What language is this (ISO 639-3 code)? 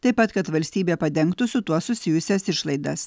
lit